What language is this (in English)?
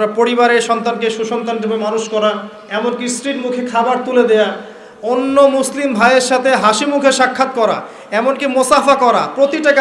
Bangla